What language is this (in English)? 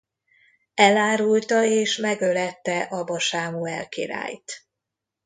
Hungarian